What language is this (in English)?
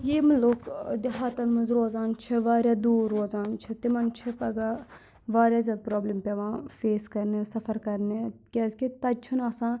Kashmiri